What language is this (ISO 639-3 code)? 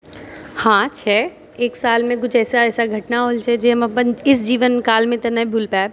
mai